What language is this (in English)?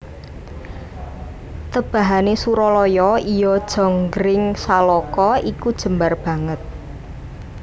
Javanese